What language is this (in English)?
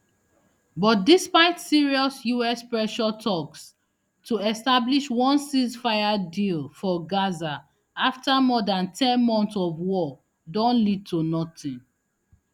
Nigerian Pidgin